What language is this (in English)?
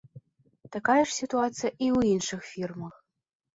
Belarusian